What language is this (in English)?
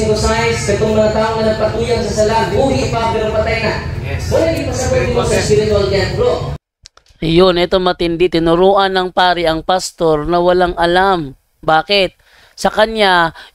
Filipino